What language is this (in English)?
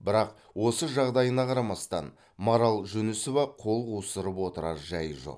Kazakh